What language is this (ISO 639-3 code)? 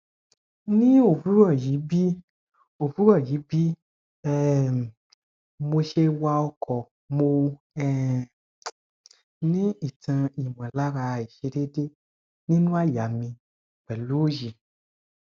yor